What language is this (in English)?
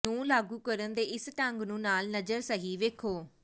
Punjabi